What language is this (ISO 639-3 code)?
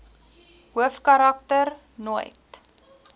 afr